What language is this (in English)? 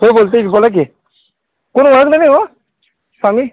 Marathi